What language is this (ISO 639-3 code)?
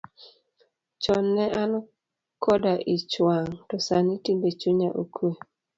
luo